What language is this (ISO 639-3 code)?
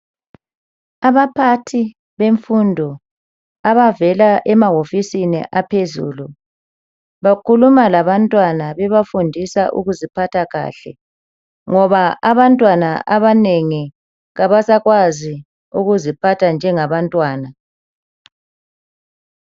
nde